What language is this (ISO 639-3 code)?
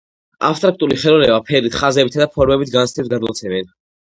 kat